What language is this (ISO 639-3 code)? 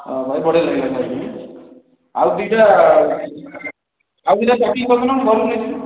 ori